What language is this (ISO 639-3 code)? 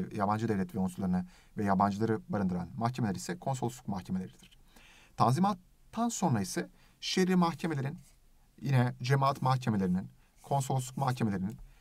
tur